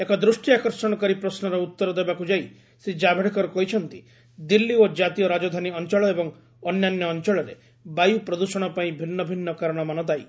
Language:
Odia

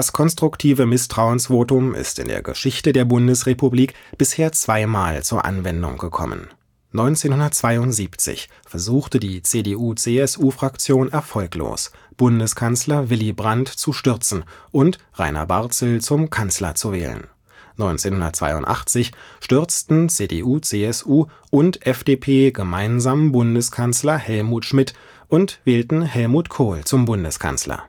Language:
German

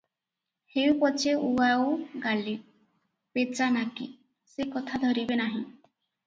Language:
Odia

